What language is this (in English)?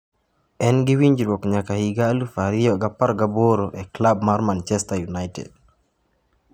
Luo (Kenya and Tanzania)